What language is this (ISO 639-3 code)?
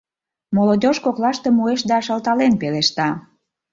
chm